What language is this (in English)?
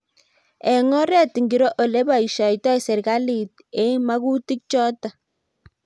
Kalenjin